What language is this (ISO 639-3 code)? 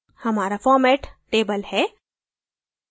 hin